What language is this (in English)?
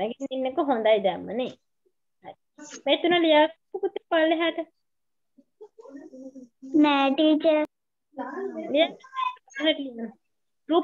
Indonesian